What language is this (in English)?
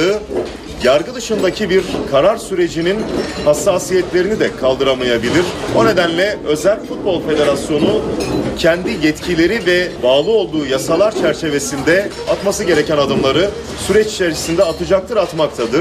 Turkish